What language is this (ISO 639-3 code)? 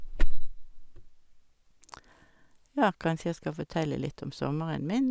nor